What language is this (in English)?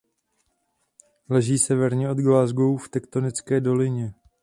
Czech